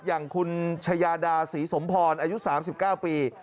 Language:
Thai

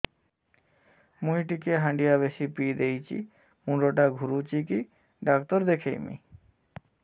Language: Odia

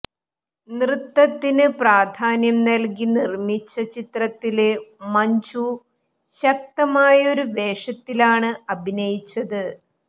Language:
Malayalam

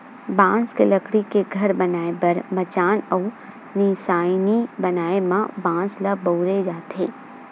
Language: Chhattisgarhi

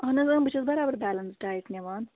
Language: Kashmiri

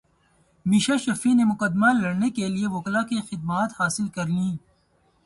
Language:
Urdu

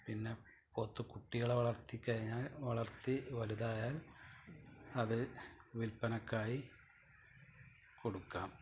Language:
Malayalam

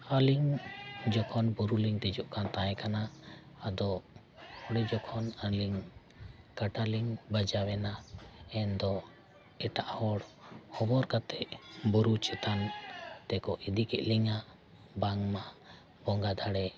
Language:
Santali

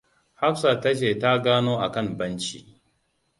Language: Hausa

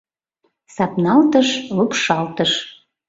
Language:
Mari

